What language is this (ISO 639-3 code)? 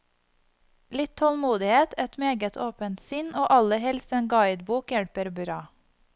nor